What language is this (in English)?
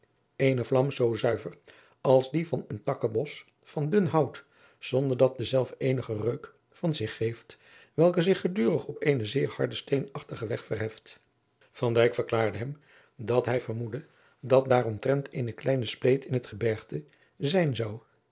Dutch